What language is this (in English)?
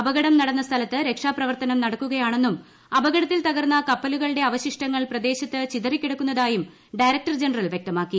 Malayalam